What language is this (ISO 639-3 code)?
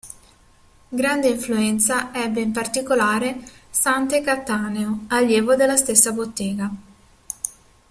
ita